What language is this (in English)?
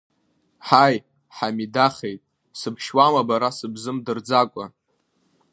Abkhazian